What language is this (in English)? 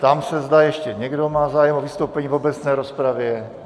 Czech